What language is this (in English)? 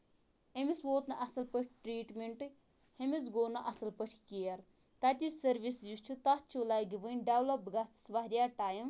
Kashmiri